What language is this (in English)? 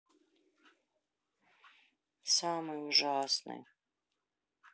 Russian